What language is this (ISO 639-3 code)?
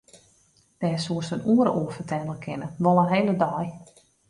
fry